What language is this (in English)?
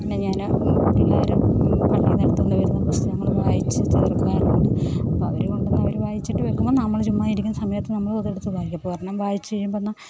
Malayalam